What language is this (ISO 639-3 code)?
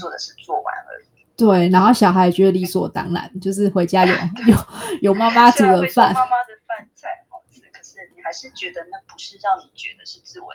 zho